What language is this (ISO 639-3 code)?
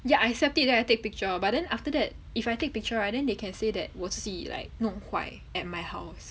eng